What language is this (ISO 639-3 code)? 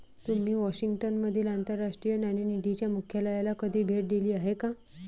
mar